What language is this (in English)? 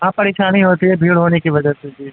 Urdu